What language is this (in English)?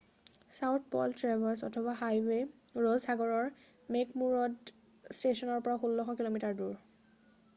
Assamese